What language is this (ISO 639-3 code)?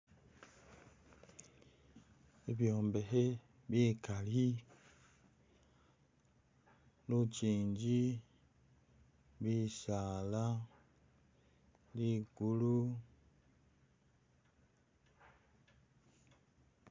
myx